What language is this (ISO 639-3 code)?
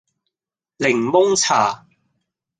yue